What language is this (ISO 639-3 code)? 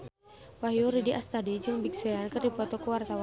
sun